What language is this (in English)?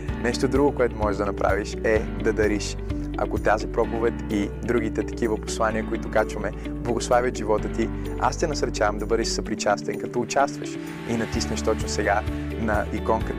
Bulgarian